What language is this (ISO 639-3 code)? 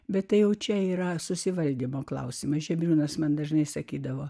lit